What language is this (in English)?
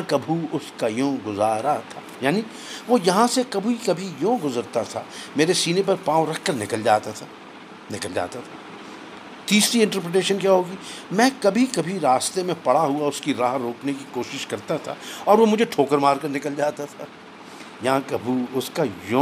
Urdu